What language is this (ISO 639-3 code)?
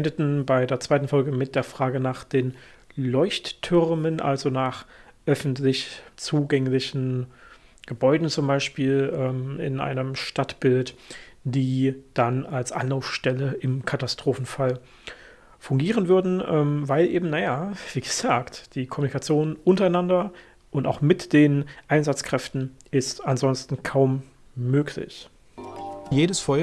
deu